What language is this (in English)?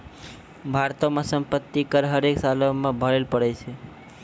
Maithili